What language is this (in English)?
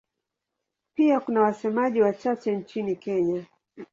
Swahili